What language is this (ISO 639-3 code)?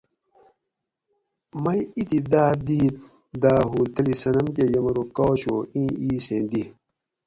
gwc